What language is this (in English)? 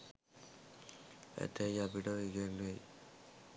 Sinhala